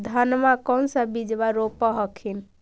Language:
Magahi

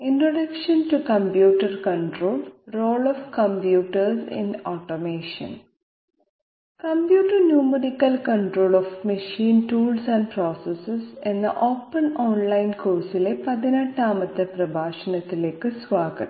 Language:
Malayalam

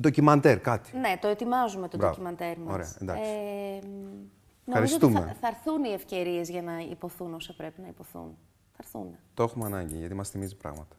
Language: Greek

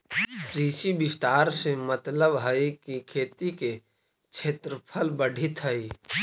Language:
Magahi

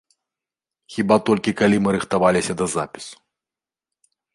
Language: Belarusian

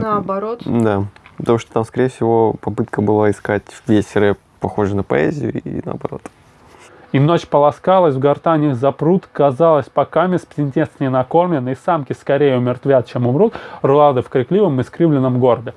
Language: Russian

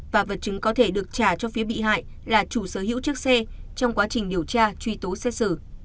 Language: Vietnamese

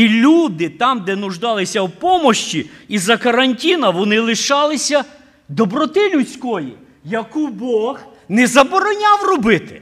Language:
Ukrainian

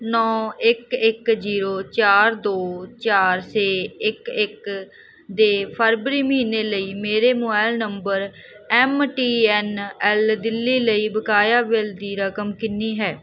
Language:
Punjabi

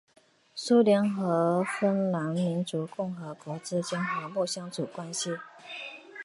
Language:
Chinese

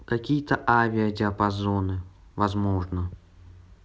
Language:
Russian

